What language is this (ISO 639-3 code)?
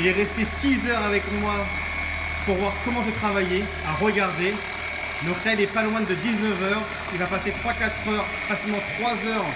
fra